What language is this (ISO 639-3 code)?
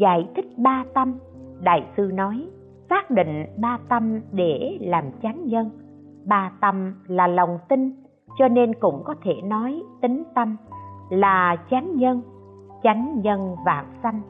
vie